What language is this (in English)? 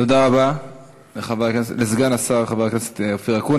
Hebrew